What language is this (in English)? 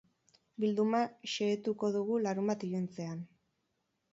Basque